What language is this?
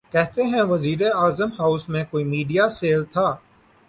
Urdu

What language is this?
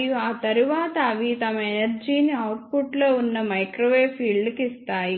Telugu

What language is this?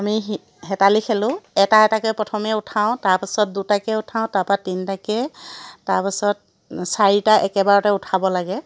Assamese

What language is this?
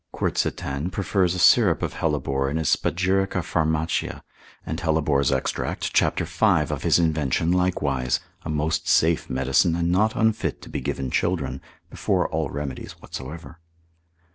English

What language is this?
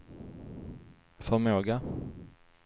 Swedish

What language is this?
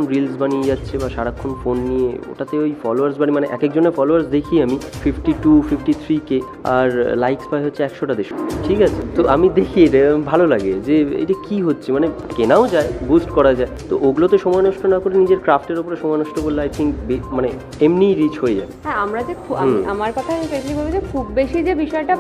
Bangla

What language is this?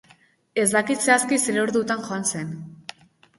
Basque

